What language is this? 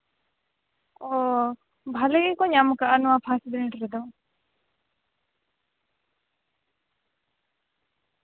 Santali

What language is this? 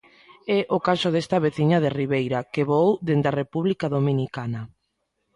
Galician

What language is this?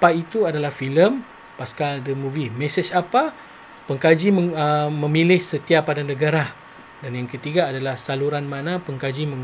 Malay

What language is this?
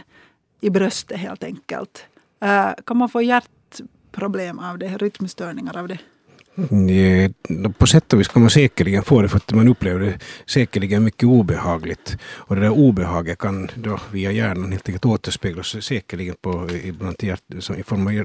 Swedish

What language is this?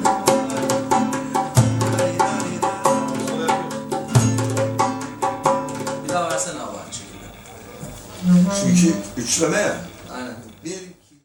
Turkish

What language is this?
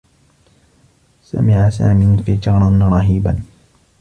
Arabic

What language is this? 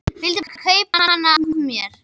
Icelandic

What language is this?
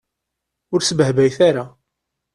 Kabyle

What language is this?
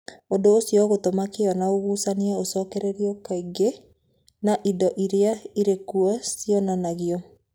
Kikuyu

